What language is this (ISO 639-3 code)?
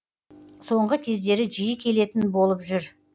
kaz